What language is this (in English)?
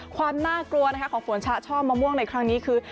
Thai